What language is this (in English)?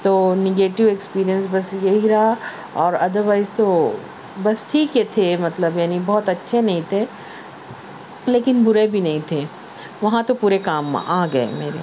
Urdu